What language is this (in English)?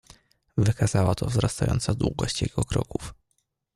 Polish